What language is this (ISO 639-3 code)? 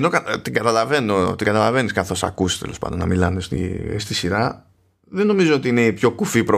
ell